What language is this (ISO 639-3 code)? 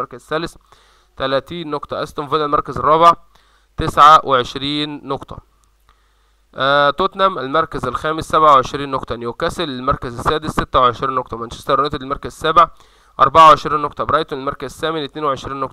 ara